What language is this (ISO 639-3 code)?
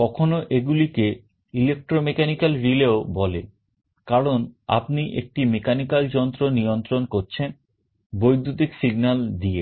ben